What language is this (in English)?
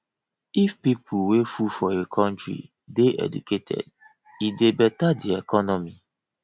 Nigerian Pidgin